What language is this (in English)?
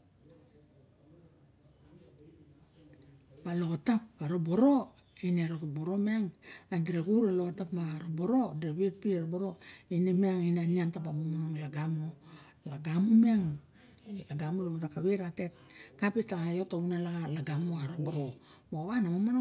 Barok